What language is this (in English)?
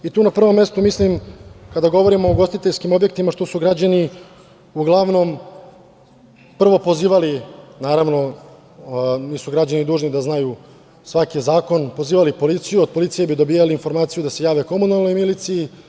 Serbian